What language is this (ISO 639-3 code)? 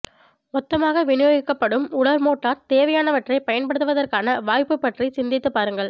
tam